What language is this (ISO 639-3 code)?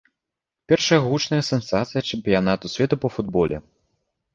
bel